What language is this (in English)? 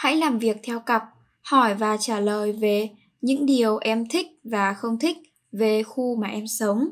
Vietnamese